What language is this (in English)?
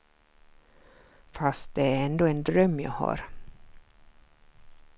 Swedish